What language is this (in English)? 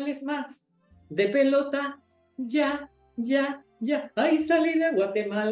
Spanish